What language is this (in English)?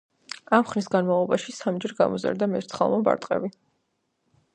Georgian